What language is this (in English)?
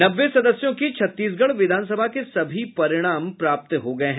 Hindi